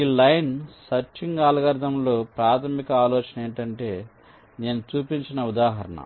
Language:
Telugu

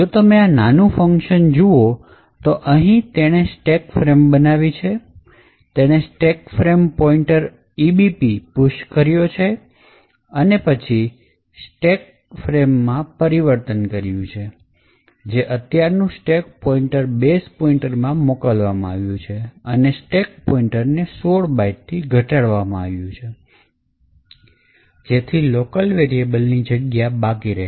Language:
Gujarati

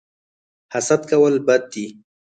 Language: Pashto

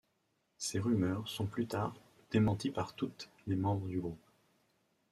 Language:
French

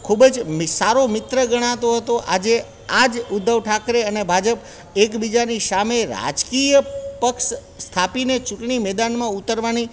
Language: Gujarati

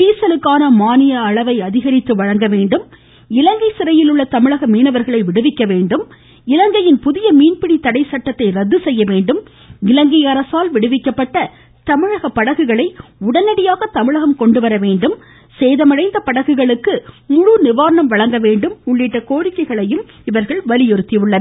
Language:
Tamil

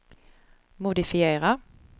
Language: Swedish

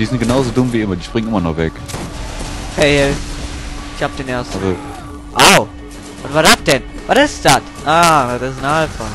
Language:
German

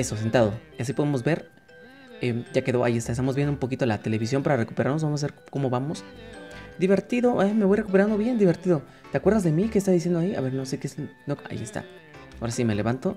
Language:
Spanish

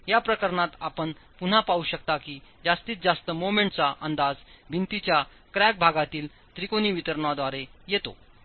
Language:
Marathi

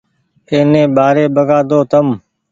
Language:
Goaria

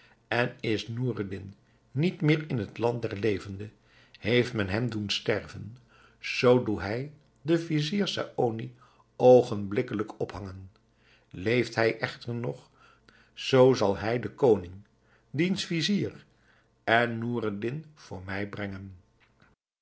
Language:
Dutch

